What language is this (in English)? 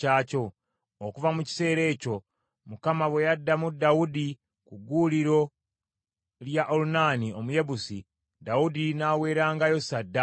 Ganda